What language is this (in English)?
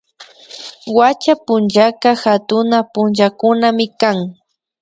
Imbabura Highland Quichua